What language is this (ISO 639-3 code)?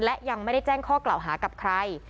tha